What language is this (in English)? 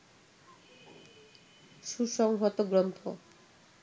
Bangla